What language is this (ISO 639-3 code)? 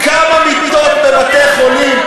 heb